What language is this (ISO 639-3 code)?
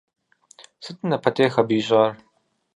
kbd